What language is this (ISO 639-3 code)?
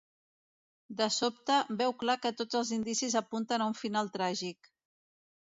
cat